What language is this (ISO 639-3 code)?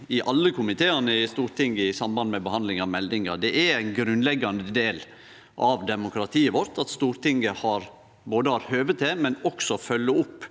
nor